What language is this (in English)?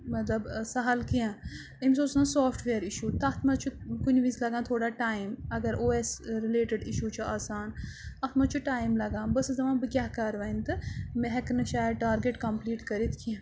Kashmiri